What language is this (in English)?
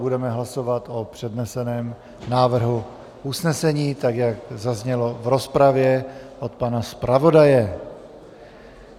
Czech